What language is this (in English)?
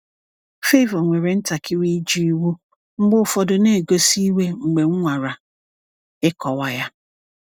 Igbo